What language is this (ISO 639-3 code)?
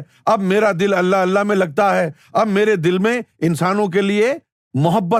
urd